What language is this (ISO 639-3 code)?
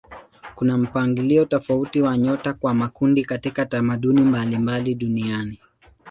swa